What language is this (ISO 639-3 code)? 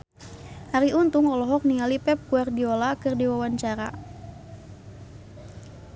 sun